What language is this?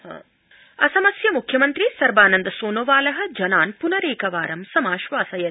Sanskrit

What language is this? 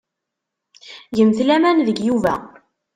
Kabyle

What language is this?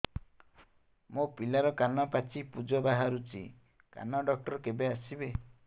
Odia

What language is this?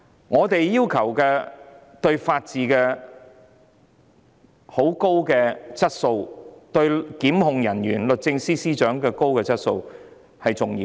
Cantonese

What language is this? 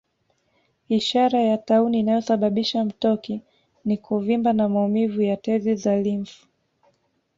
Swahili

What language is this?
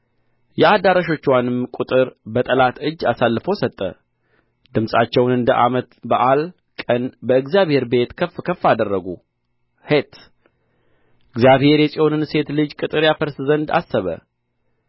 Amharic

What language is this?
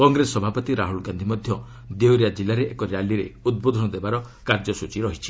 Odia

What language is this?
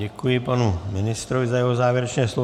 Czech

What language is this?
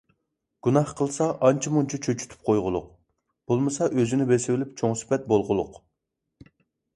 Uyghur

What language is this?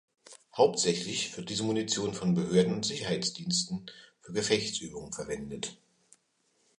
German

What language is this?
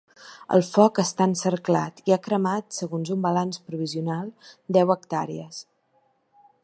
Catalan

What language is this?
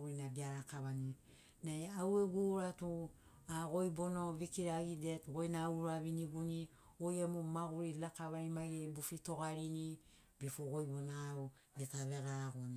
Sinaugoro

